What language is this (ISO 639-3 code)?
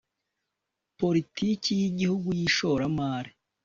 kin